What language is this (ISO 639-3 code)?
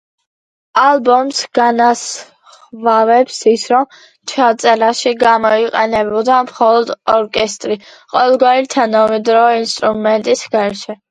kat